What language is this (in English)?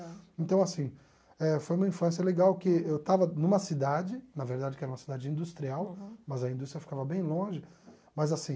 Portuguese